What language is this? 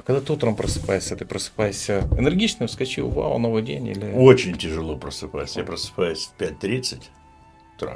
Russian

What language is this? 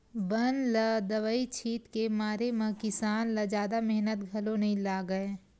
Chhattisgarhi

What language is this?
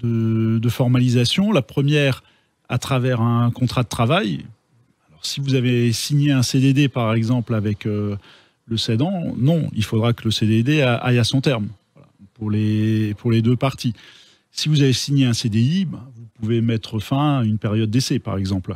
French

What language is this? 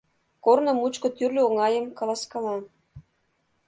Mari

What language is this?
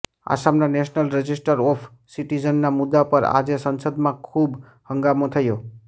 Gujarati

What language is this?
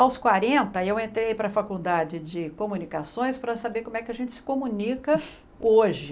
Portuguese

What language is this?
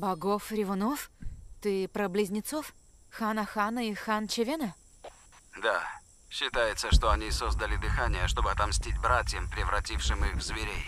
Russian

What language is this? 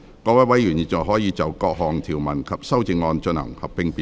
Cantonese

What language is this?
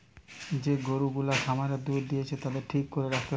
Bangla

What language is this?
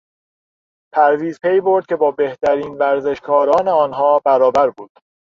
Persian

